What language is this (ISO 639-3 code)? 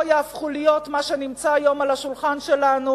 heb